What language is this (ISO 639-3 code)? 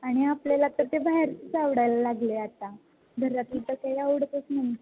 mar